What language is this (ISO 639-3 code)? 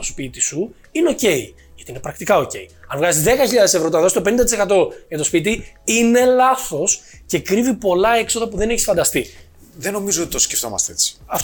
ell